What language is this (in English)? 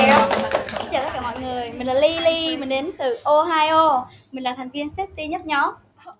Vietnamese